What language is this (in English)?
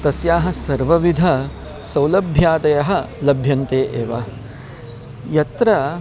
Sanskrit